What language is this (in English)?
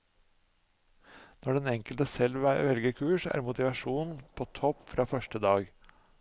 Norwegian